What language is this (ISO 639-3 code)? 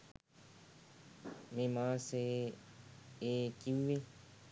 sin